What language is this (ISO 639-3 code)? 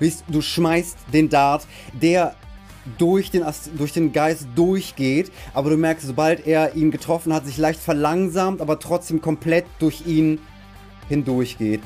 deu